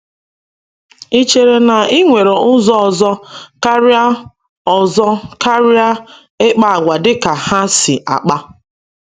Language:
Igbo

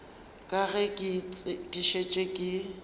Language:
Northern Sotho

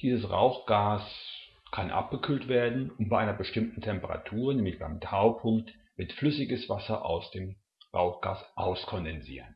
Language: German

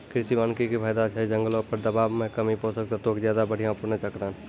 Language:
Maithili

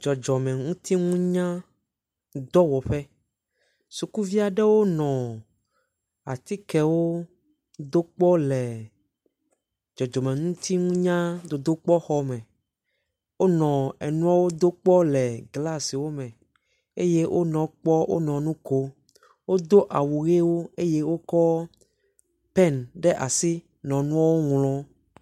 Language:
Ewe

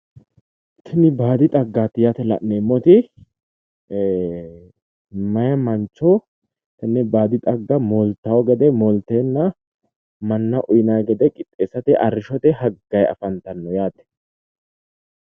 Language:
Sidamo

